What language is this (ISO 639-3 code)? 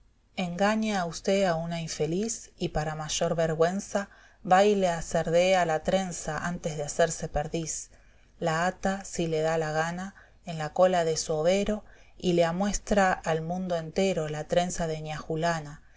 spa